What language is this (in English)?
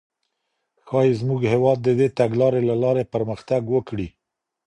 Pashto